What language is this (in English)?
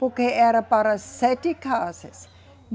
Portuguese